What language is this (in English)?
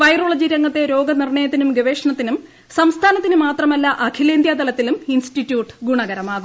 Malayalam